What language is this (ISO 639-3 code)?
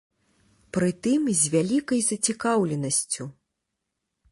bel